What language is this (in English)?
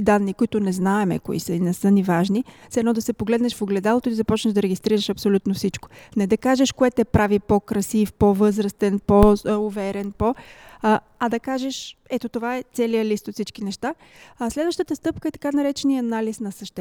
Bulgarian